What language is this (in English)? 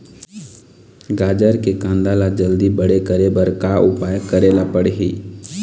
Chhattisgarhi